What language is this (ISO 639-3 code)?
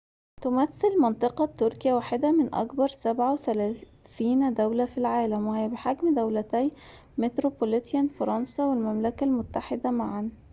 ara